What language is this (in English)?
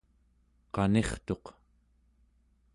Central Yupik